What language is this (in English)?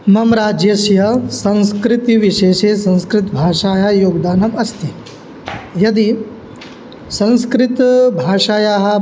Sanskrit